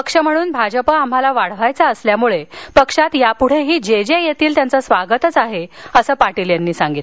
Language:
Marathi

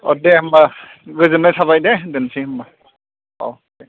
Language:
Bodo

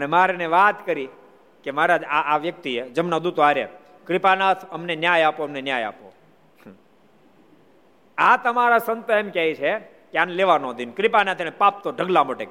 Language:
Gujarati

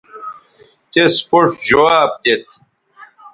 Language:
Bateri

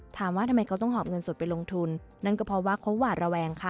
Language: Thai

